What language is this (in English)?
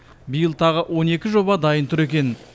Kazakh